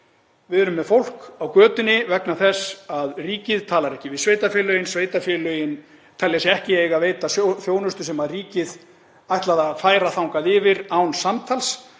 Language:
Icelandic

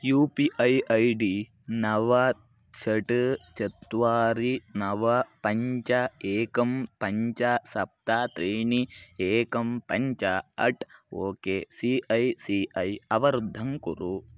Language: Sanskrit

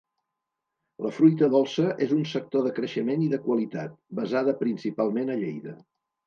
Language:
Catalan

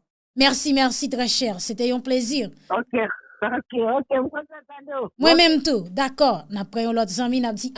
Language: French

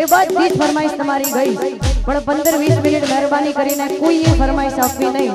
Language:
Arabic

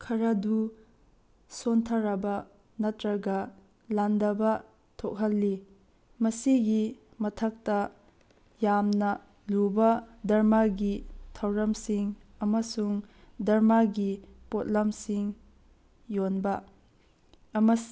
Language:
Manipuri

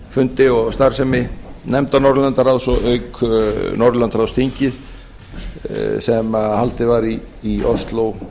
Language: Icelandic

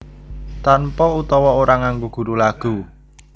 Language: Javanese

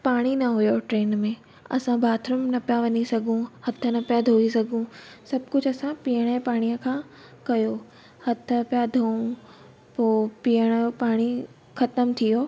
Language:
Sindhi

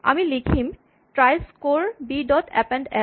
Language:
Assamese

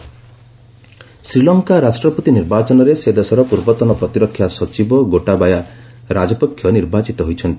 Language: Odia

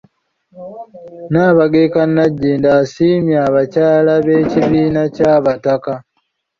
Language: Ganda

